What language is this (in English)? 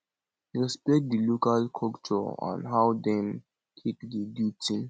Nigerian Pidgin